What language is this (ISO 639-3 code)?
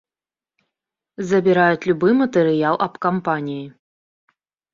bel